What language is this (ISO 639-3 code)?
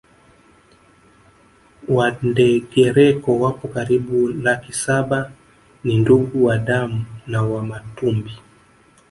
swa